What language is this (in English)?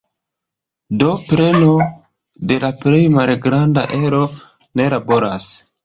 Esperanto